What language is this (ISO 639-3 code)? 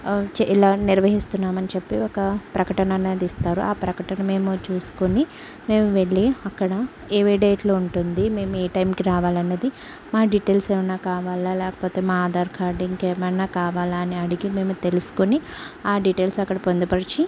tel